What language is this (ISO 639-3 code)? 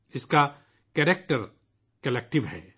urd